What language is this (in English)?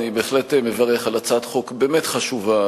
Hebrew